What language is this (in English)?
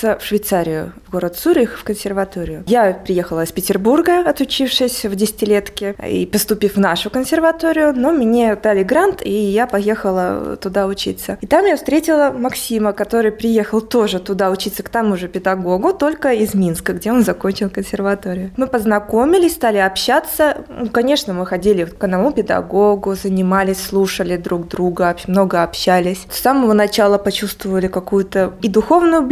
Russian